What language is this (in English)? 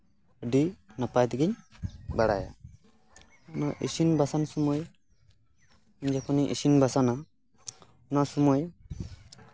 Santali